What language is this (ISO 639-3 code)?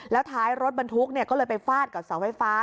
tha